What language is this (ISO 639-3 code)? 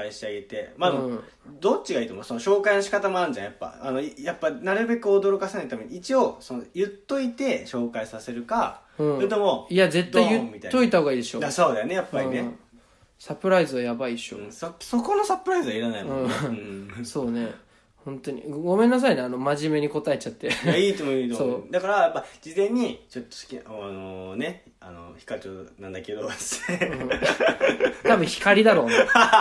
jpn